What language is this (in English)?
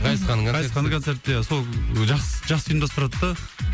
Kazakh